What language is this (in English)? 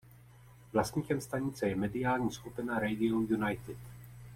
Czech